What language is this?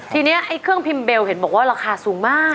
Thai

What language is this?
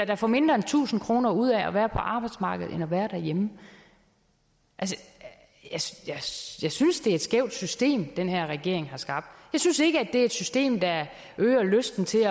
Danish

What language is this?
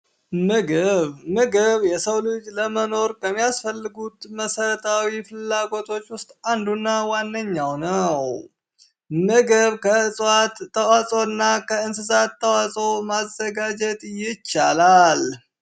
Amharic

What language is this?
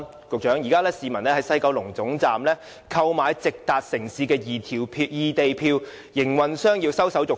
Cantonese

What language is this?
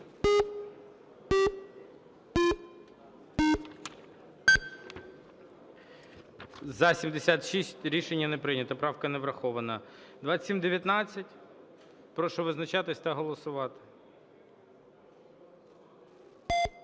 Ukrainian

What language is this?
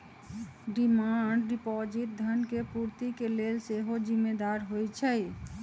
Magahi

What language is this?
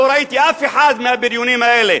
Hebrew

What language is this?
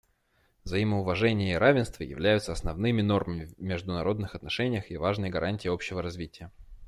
Russian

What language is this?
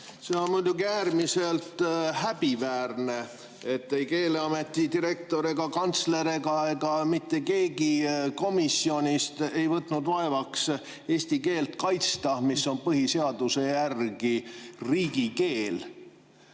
Estonian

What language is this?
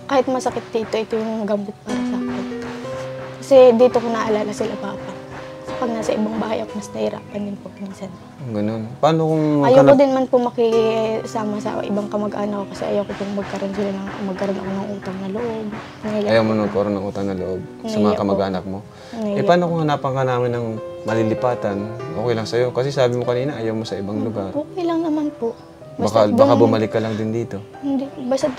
Filipino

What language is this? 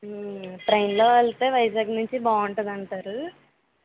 Telugu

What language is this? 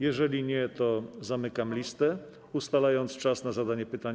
Polish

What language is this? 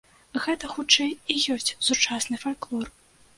Belarusian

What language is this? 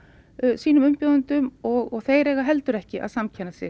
Icelandic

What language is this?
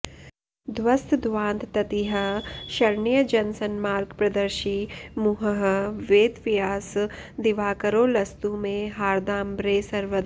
Sanskrit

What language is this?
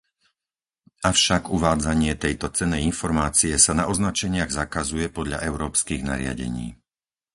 Slovak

